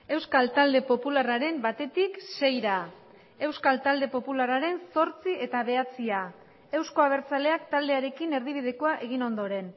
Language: Basque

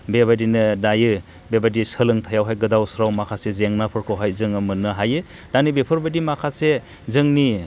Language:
Bodo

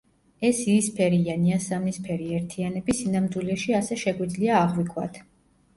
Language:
Georgian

